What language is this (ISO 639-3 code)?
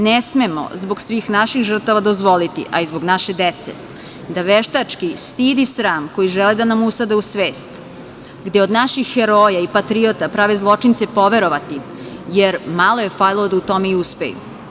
srp